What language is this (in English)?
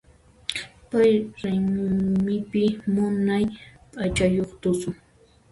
Puno Quechua